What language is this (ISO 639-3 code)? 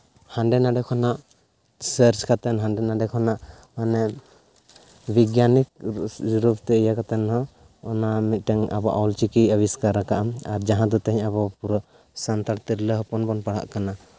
sat